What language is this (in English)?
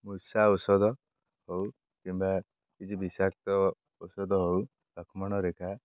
Odia